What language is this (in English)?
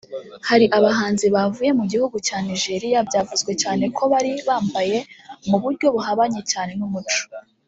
Kinyarwanda